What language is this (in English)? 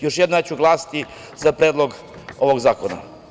Serbian